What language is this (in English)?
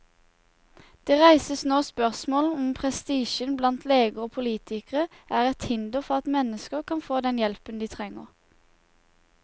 Norwegian